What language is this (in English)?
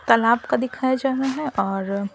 Hindi